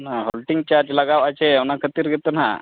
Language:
Santali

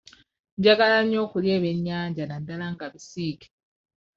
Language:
Ganda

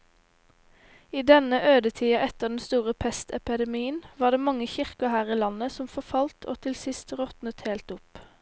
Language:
Norwegian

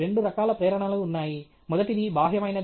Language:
Telugu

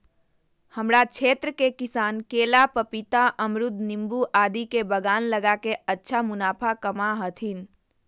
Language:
Magahi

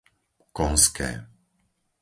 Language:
Slovak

